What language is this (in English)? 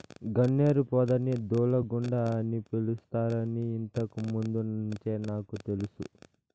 Telugu